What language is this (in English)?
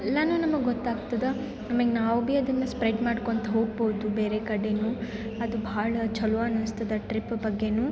Kannada